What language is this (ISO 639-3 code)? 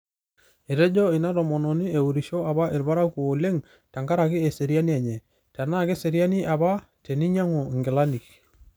mas